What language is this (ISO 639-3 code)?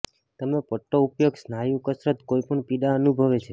guj